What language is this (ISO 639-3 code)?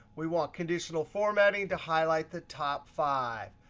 eng